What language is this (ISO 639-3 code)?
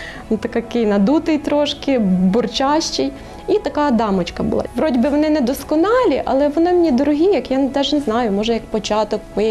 ukr